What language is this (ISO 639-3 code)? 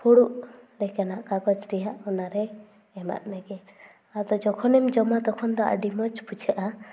sat